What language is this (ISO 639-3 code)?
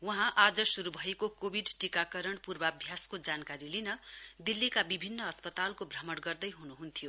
nep